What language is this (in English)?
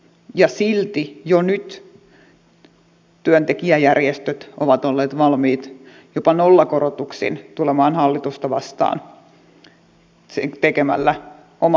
Finnish